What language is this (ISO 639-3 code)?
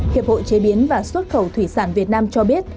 vie